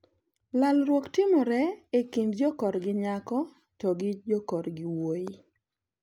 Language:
Luo (Kenya and Tanzania)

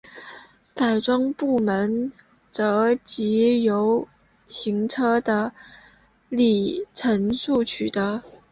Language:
Chinese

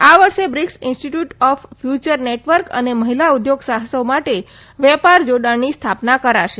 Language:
Gujarati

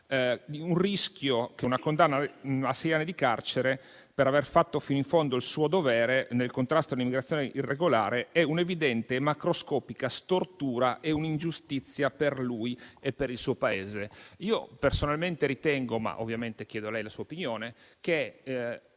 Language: Italian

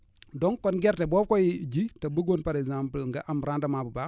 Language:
Wolof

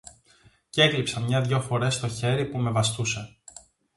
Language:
Greek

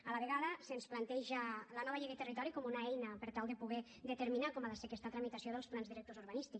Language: Catalan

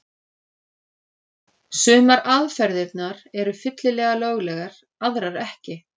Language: Icelandic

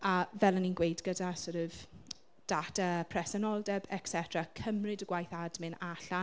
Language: Welsh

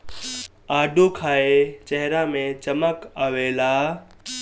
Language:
Bhojpuri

